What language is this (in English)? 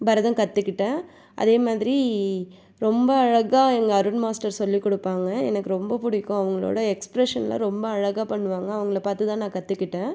Tamil